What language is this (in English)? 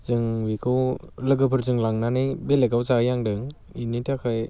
Bodo